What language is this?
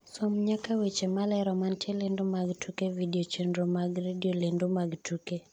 Luo (Kenya and Tanzania)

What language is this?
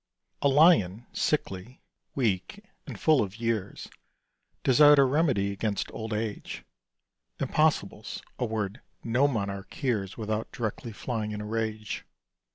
English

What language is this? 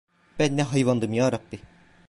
Turkish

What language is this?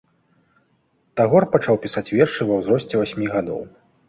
Belarusian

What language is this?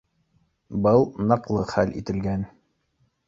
Bashkir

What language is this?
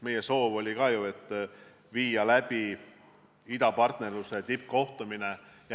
Estonian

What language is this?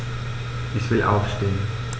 German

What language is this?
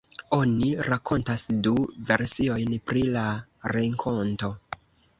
Esperanto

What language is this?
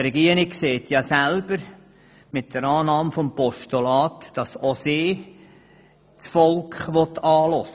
Swiss German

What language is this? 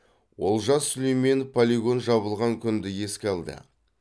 Kazakh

